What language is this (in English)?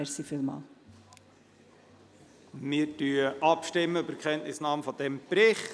Swiss German